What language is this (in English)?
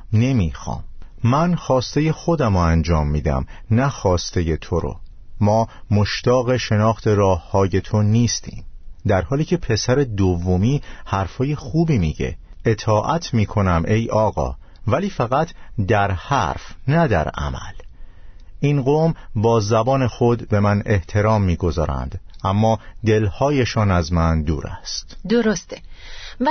Persian